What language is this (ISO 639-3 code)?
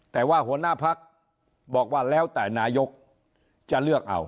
tha